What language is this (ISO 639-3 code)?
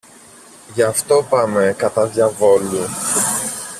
ell